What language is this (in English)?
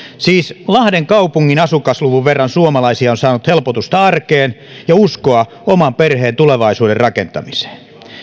Finnish